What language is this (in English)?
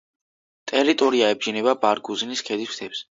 Georgian